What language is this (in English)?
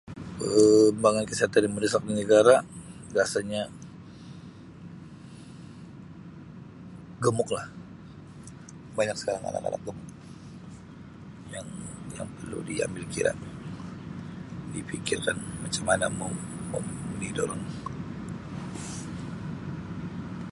Sabah Malay